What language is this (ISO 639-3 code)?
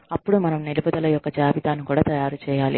tel